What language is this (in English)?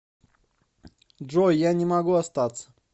Russian